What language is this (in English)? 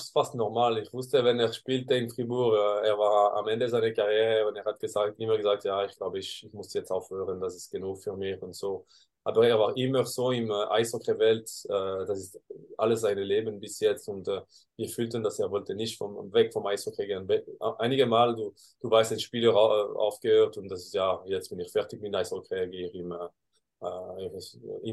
German